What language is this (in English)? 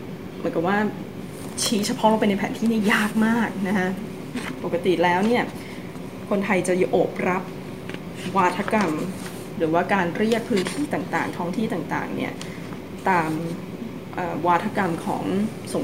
Thai